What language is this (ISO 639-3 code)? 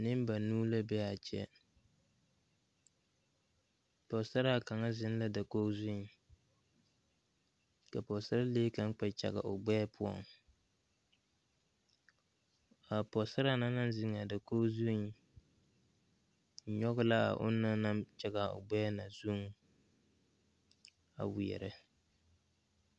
dga